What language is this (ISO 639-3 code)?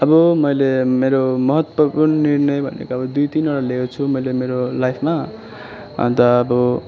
nep